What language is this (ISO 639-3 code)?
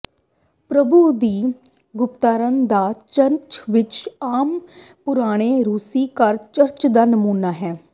pan